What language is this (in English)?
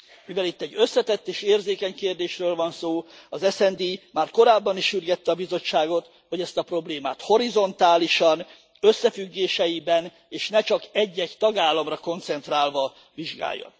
Hungarian